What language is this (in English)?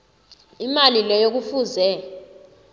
South Ndebele